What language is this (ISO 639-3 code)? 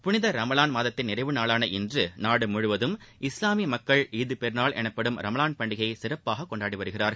tam